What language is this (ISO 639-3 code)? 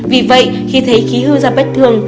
vie